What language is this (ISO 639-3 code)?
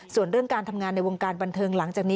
tha